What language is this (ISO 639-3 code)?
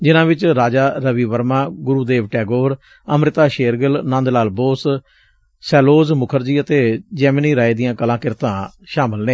pan